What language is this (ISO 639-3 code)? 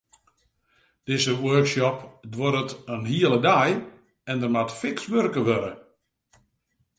fry